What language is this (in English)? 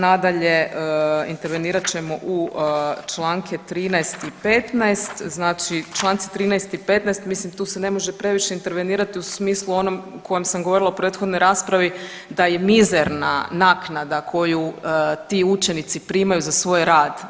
Croatian